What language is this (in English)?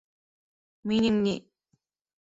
Bashkir